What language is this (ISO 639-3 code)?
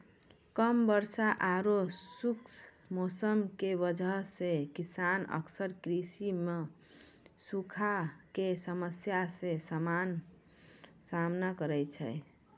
mai